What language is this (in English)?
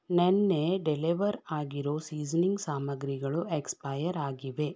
Kannada